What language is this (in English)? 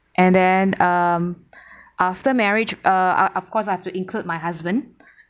English